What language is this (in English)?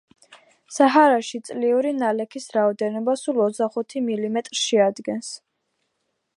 Georgian